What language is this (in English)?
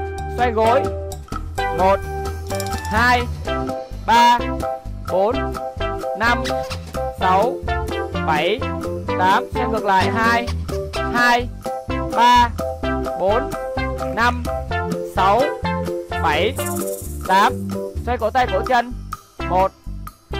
Vietnamese